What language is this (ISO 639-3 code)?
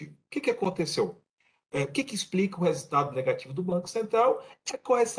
por